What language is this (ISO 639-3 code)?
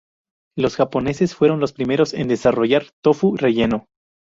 spa